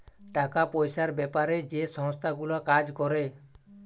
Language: Bangla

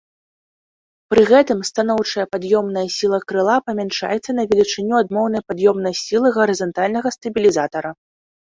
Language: Belarusian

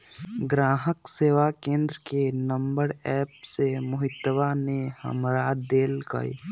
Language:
Magahi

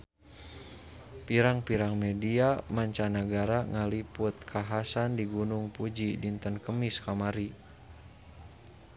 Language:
Sundanese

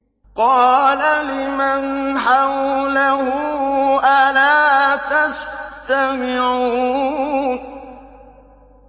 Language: Arabic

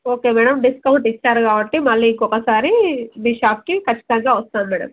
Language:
Telugu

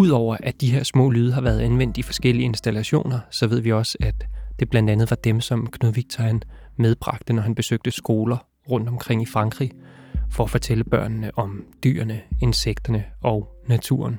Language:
Danish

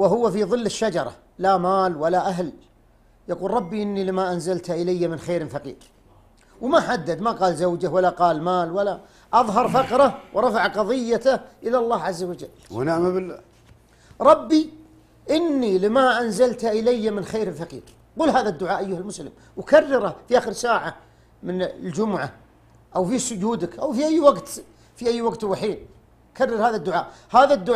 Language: Arabic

